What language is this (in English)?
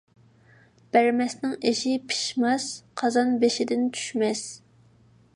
Uyghur